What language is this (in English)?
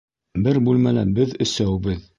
Bashkir